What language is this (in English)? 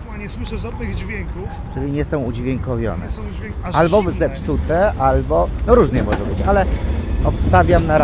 Polish